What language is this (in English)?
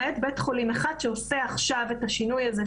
Hebrew